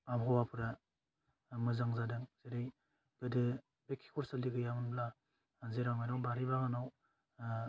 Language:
Bodo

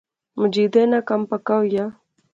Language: Pahari-Potwari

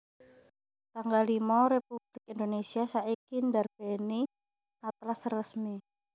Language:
Javanese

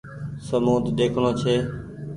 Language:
Goaria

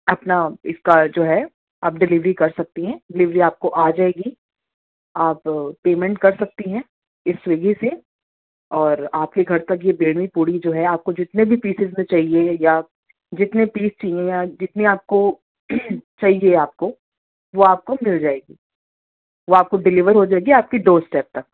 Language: Urdu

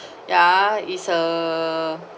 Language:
English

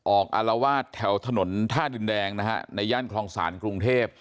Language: Thai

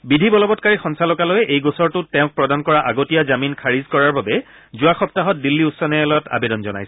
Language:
Assamese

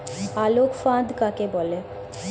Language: Bangla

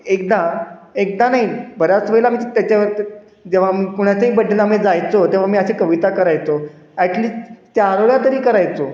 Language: Marathi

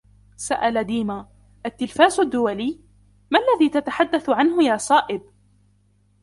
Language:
Arabic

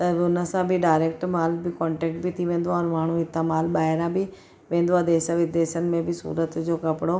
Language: Sindhi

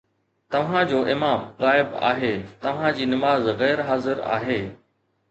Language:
Sindhi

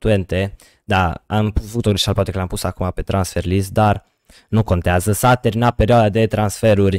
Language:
Romanian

